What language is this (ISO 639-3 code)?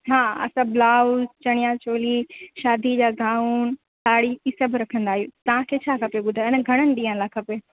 snd